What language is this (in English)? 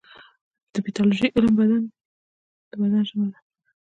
Pashto